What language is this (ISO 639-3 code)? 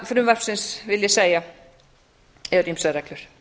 isl